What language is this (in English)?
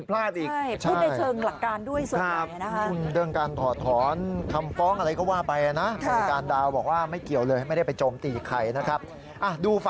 Thai